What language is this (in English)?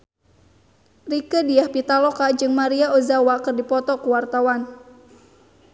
Sundanese